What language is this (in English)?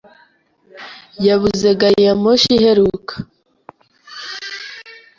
Kinyarwanda